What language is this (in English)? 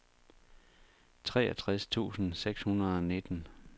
Danish